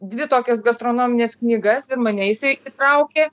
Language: Lithuanian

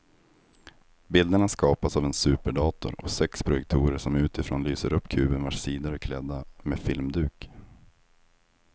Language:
Swedish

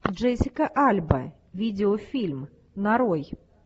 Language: Russian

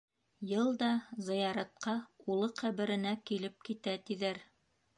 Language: Bashkir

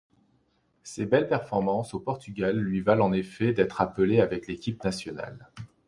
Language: French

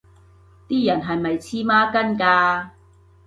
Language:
Cantonese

